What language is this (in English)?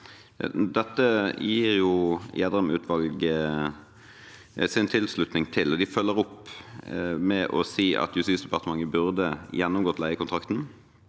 Norwegian